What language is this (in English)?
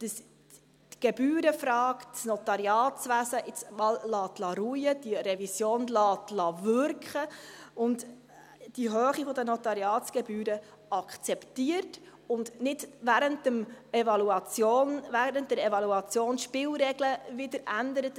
Swiss German